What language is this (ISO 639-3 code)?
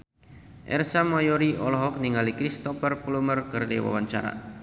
sun